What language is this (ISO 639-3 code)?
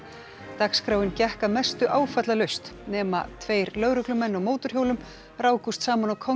isl